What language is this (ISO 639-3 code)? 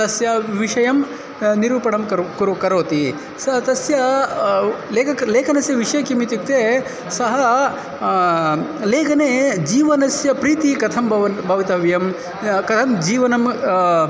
san